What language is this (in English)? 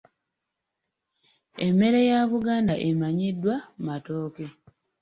Ganda